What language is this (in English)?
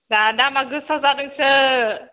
Bodo